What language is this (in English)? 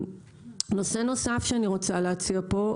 Hebrew